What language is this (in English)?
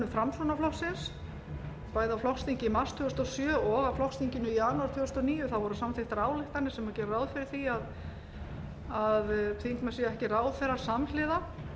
Icelandic